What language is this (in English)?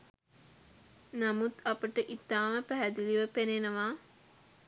Sinhala